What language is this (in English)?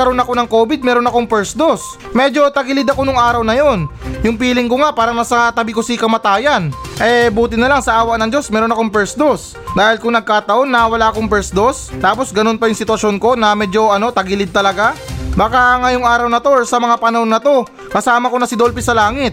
Filipino